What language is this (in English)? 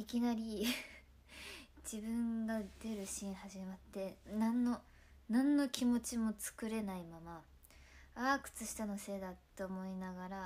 Japanese